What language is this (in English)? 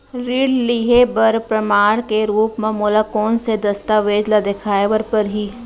Chhattisgarhi